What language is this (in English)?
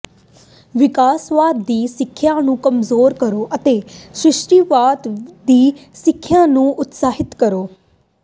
Punjabi